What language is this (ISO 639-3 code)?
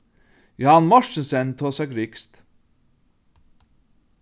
fao